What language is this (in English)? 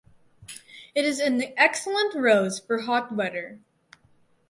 English